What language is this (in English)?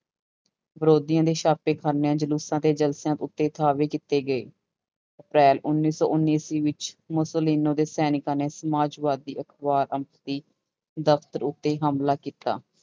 Punjabi